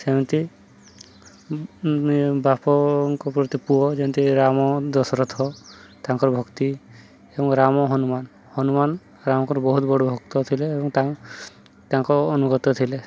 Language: Odia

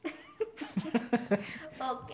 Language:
Gujarati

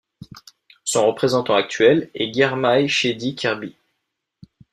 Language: French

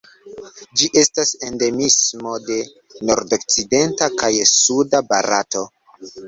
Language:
Esperanto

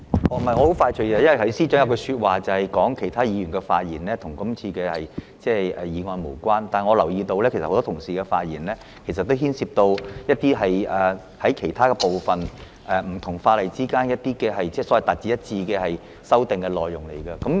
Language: Cantonese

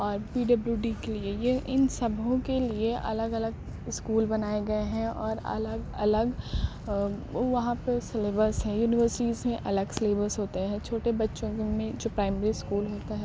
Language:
Urdu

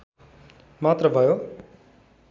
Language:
Nepali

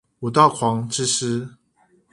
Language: Chinese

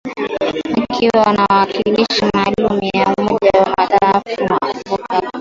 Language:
Swahili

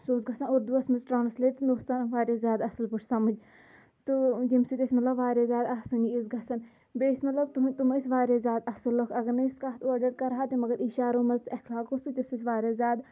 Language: Kashmiri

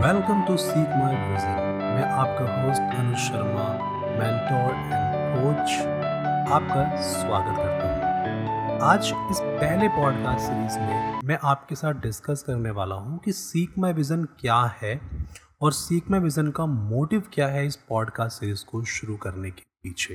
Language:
Hindi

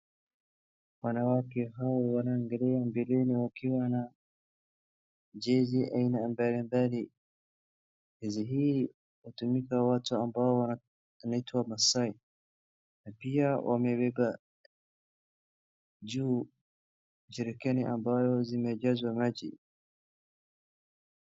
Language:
Swahili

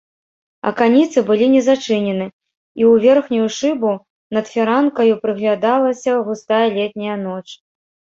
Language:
Belarusian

